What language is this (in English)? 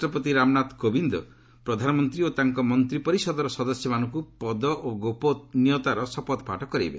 Odia